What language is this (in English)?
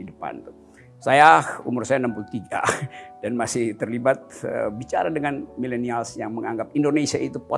Indonesian